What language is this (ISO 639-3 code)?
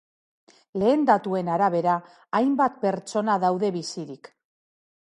eus